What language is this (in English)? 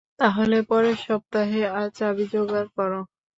Bangla